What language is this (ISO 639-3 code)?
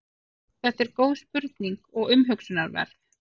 isl